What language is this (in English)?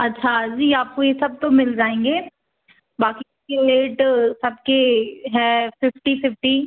Hindi